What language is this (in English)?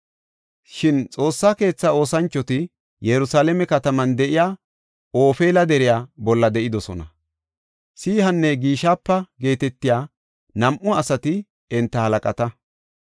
Gofa